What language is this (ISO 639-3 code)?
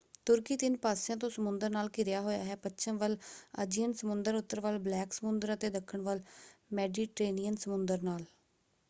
pan